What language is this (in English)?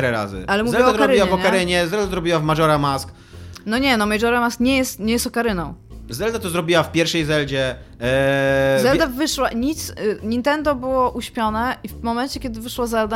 Polish